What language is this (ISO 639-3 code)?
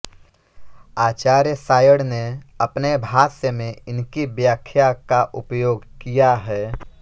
hin